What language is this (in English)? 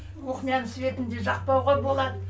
Kazakh